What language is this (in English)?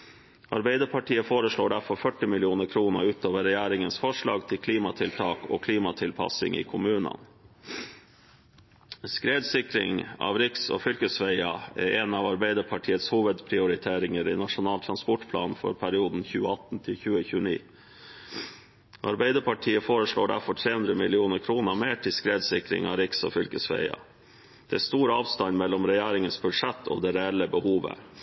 Norwegian Bokmål